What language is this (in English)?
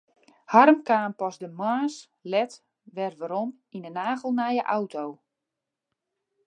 Western Frisian